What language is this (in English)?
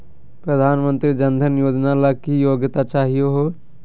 Magahi